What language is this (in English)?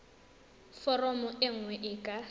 Tswana